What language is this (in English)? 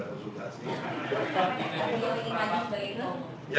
Indonesian